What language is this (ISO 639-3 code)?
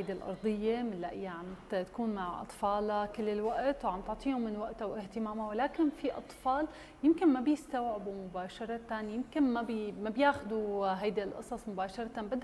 ara